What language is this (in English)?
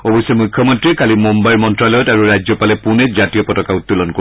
Assamese